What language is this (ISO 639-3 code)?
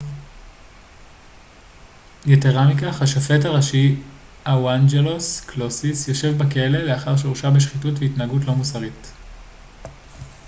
heb